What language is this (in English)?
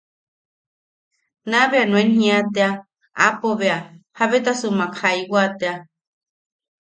Yaqui